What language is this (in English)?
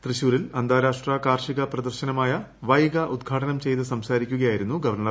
Malayalam